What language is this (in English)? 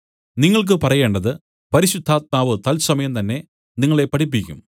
Malayalam